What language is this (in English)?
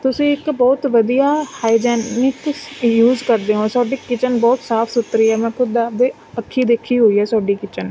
Punjabi